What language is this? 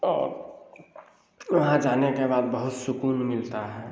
Hindi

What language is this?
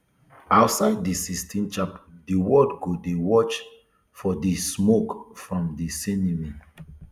Nigerian Pidgin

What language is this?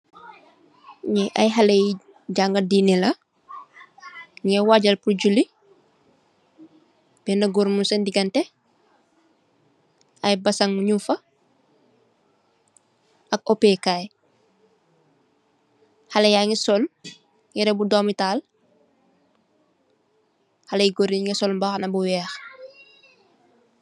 Wolof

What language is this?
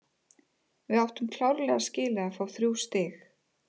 Icelandic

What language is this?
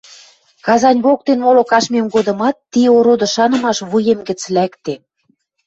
Western Mari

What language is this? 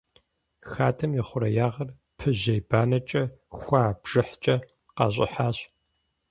Kabardian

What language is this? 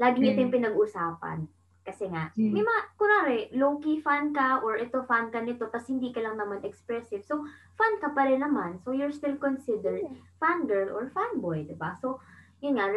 Filipino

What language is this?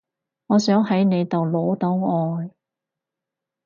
Cantonese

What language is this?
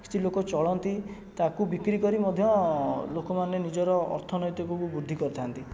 Odia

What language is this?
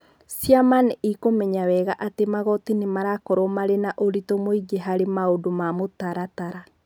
Kikuyu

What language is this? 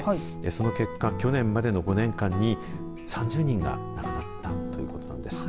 Japanese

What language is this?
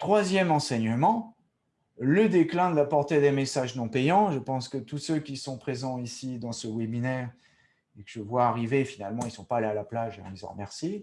French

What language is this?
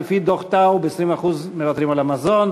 Hebrew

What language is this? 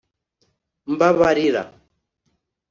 Kinyarwanda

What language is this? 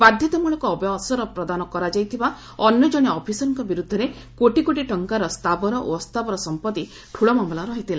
Odia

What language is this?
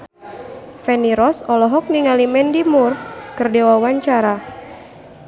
Sundanese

